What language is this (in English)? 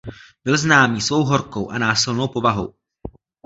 Czech